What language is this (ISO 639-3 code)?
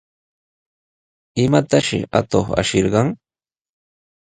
qws